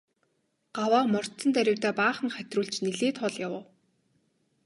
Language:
Mongolian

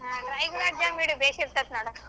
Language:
Kannada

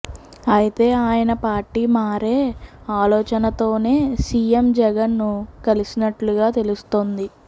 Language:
Telugu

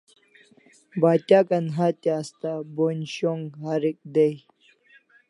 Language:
Kalasha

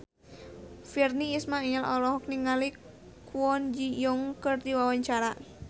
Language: Sundanese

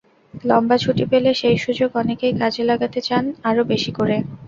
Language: Bangla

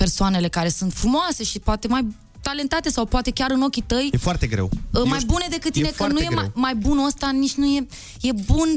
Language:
Romanian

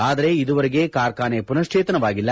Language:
Kannada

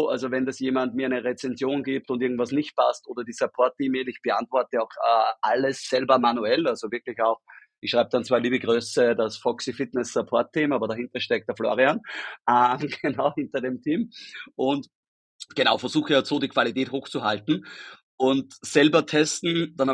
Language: German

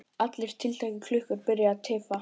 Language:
Icelandic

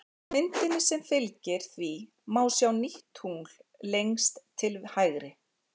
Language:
Icelandic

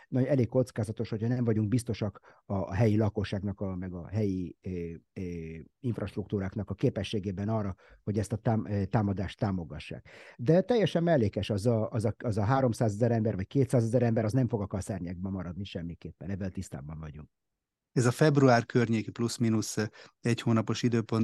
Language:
Hungarian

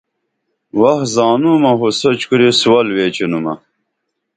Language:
Dameli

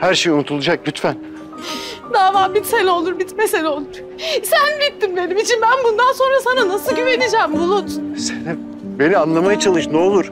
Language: Turkish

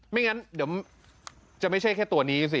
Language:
Thai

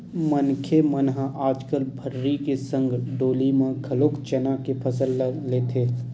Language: Chhattisgarhi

